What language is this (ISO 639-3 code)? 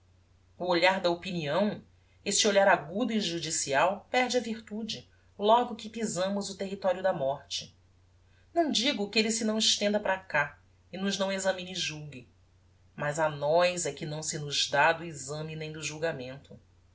por